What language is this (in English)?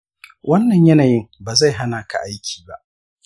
Hausa